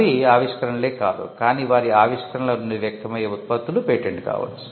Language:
Telugu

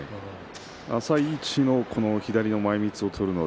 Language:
Japanese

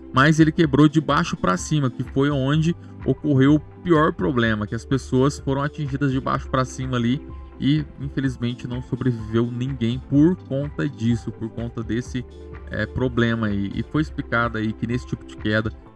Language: Portuguese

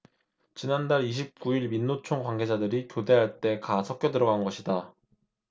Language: Korean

